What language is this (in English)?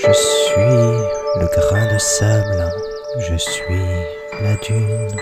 French